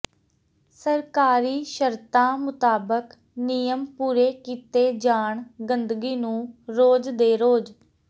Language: Punjabi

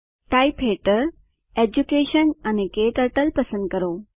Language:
Gujarati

